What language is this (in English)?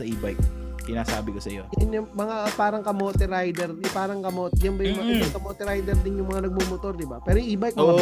Filipino